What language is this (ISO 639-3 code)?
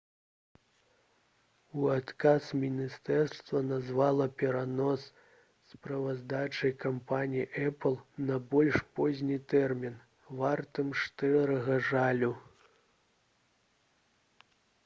bel